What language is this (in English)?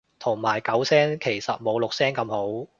Cantonese